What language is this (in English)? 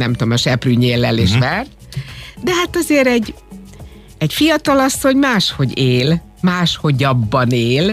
Hungarian